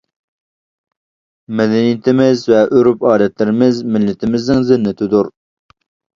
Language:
Uyghur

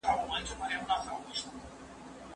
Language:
Pashto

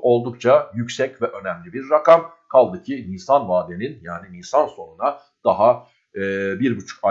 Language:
Turkish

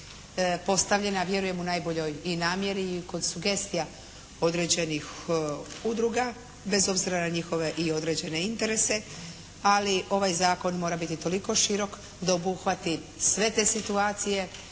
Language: Croatian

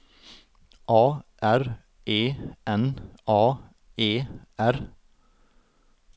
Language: Norwegian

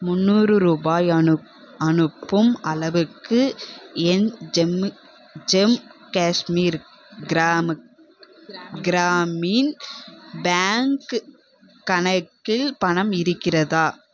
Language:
Tamil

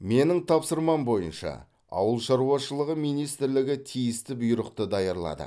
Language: Kazakh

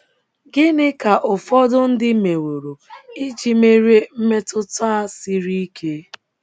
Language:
Igbo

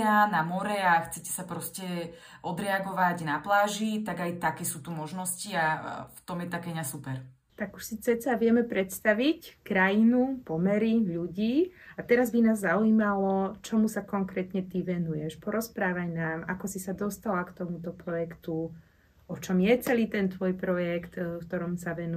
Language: Slovak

